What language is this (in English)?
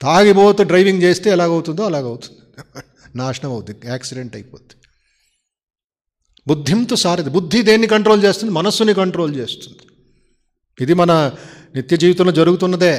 Telugu